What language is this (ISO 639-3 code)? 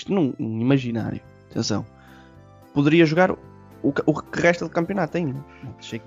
por